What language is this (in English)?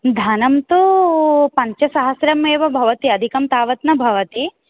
Sanskrit